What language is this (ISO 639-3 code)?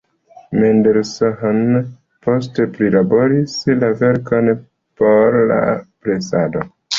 epo